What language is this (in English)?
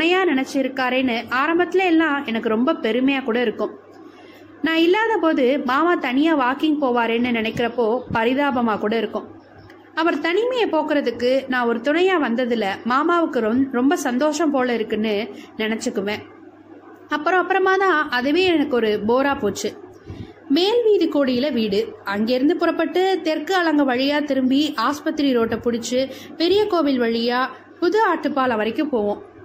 Tamil